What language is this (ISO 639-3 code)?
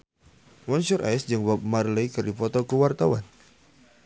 sun